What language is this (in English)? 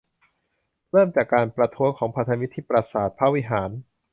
Thai